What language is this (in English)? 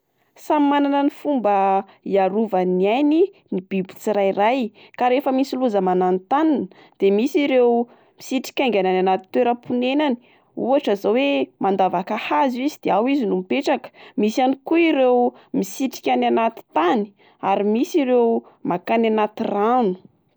Malagasy